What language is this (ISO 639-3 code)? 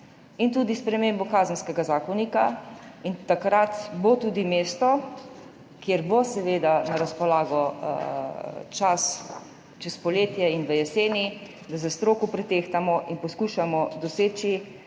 slv